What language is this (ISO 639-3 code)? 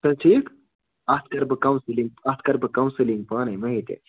kas